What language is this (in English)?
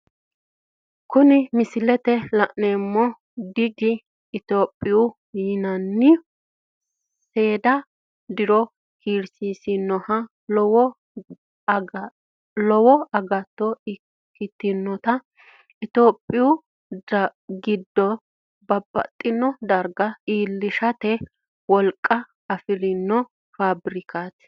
Sidamo